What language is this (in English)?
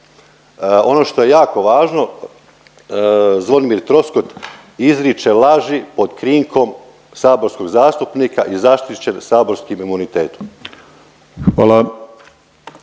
Croatian